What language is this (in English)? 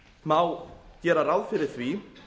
Icelandic